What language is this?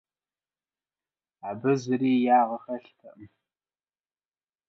Russian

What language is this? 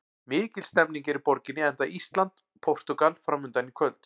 Icelandic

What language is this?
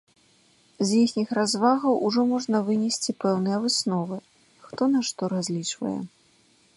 Belarusian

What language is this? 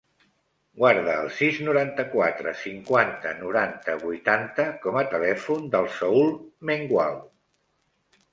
Catalan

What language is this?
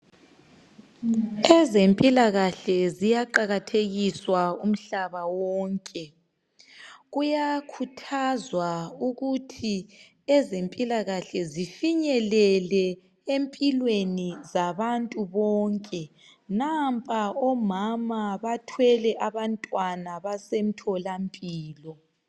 North Ndebele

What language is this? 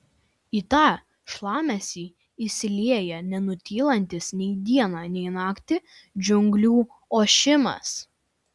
Lithuanian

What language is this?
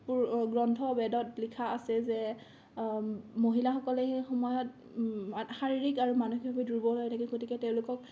Assamese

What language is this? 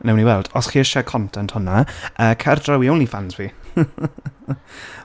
Welsh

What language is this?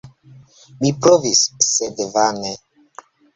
Esperanto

